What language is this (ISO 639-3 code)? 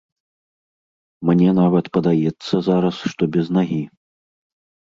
bel